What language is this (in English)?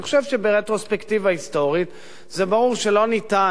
Hebrew